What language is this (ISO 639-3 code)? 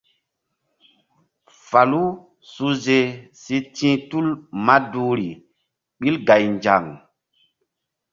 mdd